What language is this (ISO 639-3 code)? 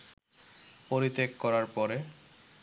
ben